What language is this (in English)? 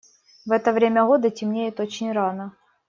Russian